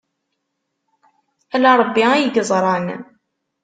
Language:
Kabyle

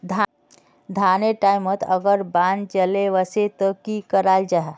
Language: Magahi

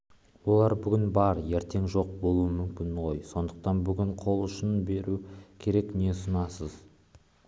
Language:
Kazakh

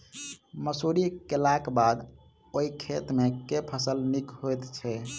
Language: Maithili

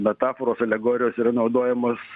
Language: Lithuanian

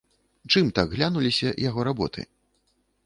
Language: Belarusian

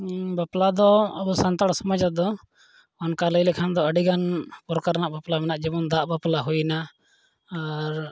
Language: Santali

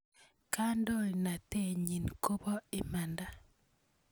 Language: Kalenjin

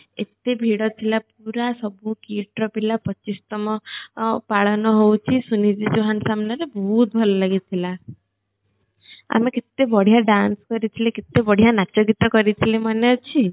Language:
Odia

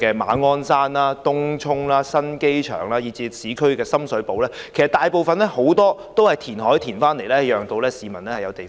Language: Cantonese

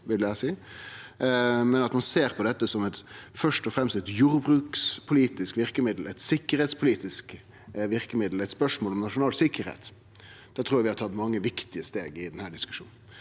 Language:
Norwegian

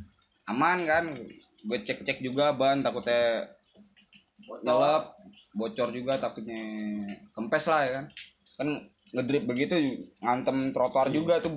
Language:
Indonesian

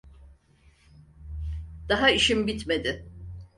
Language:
Turkish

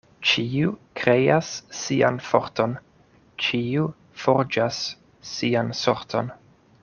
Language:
Esperanto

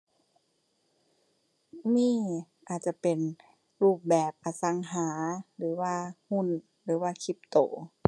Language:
Thai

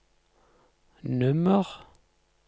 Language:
Norwegian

